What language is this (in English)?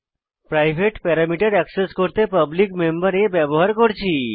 Bangla